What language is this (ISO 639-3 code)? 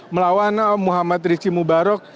ind